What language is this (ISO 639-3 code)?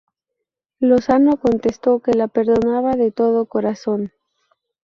spa